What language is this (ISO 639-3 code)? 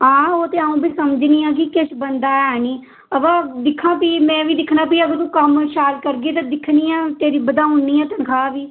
doi